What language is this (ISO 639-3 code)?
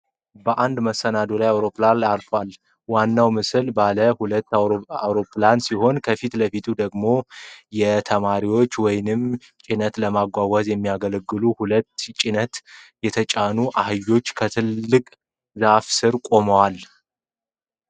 amh